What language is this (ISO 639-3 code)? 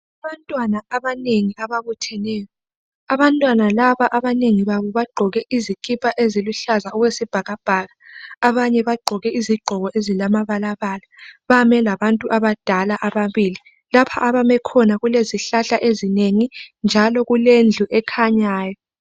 nde